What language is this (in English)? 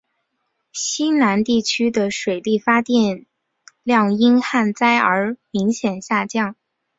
Chinese